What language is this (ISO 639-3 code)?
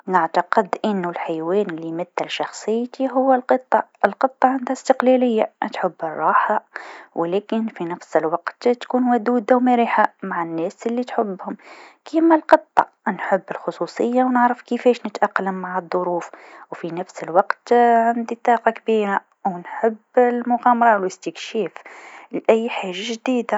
aeb